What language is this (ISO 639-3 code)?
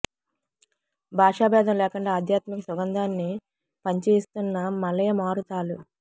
tel